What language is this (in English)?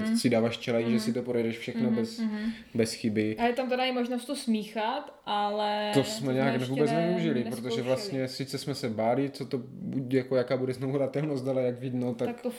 Czech